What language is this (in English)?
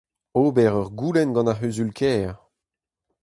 Breton